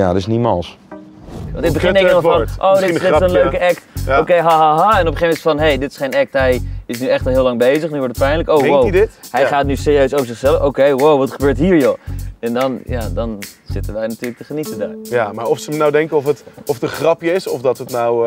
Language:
Dutch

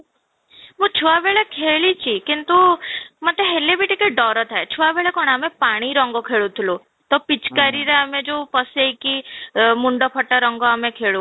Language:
Odia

